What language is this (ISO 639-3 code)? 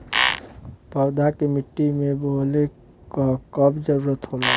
bho